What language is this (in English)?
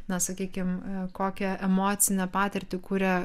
Lithuanian